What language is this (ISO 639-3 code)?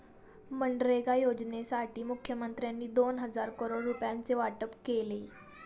mar